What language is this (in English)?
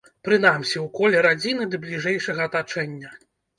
Belarusian